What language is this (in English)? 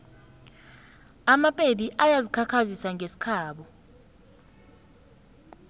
South Ndebele